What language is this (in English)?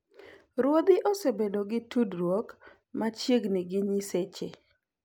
Luo (Kenya and Tanzania)